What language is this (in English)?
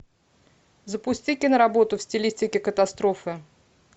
Russian